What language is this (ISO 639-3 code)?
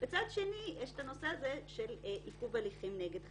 heb